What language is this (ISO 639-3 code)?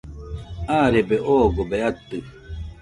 hux